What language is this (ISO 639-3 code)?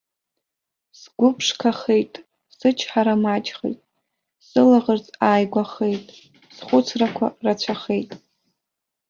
abk